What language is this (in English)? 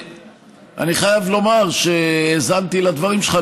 Hebrew